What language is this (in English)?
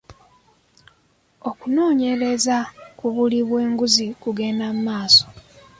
Ganda